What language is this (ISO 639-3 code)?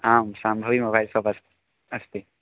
san